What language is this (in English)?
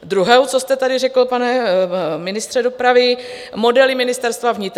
Czech